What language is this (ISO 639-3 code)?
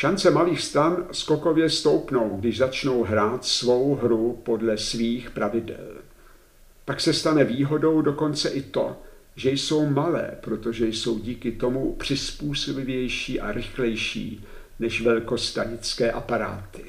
ces